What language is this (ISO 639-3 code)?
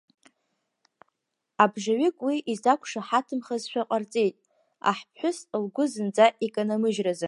abk